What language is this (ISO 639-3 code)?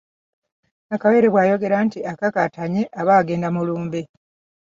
lug